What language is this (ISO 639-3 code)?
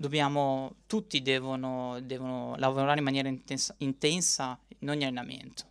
ita